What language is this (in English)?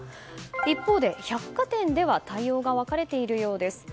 Japanese